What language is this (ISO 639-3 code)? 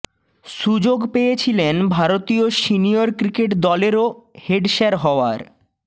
ben